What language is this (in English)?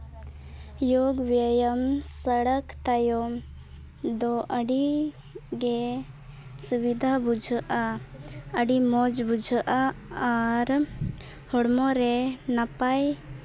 Santali